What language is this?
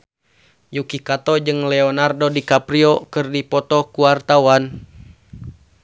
Sundanese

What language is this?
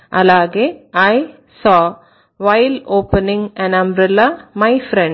Telugu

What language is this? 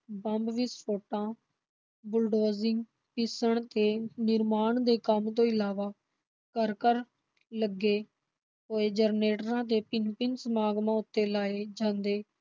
Punjabi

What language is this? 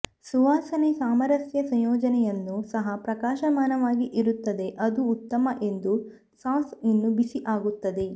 Kannada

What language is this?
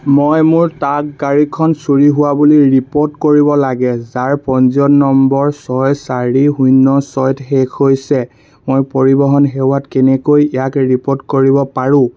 Assamese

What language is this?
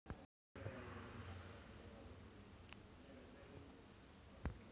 Marathi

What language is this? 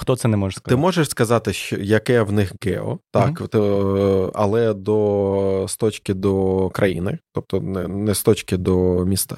Ukrainian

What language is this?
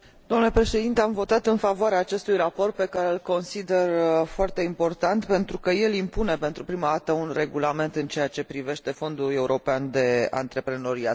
Romanian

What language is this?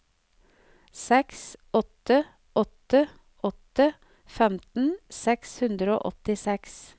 Norwegian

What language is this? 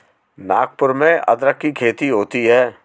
Hindi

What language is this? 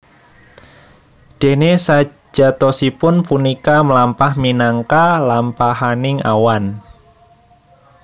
Javanese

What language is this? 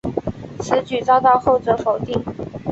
Chinese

